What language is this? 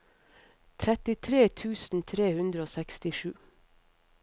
Norwegian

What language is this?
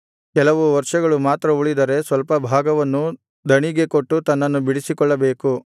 Kannada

